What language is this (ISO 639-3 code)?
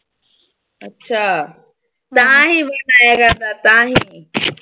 pan